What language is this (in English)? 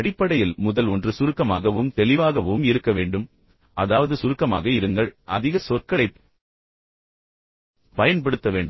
Tamil